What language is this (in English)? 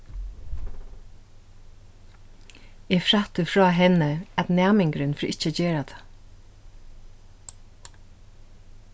Faroese